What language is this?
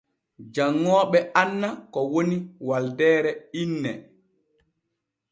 Borgu Fulfulde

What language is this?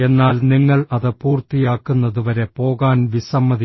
Malayalam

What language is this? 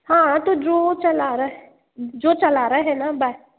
Hindi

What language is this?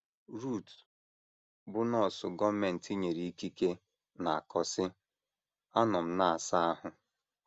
Igbo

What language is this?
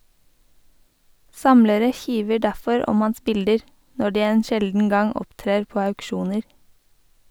Norwegian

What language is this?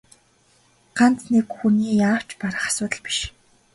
Mongolian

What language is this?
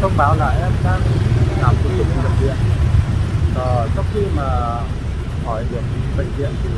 Vietnamese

